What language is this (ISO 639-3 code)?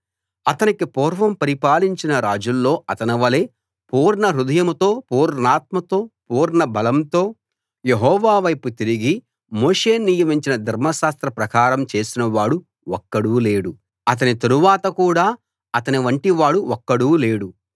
tel